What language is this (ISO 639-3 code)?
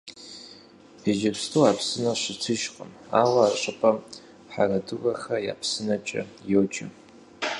kbd